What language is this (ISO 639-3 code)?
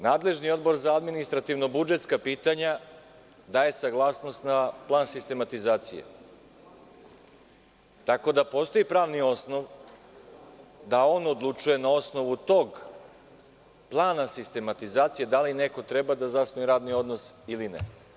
srp